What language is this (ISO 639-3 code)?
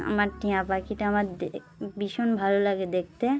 ben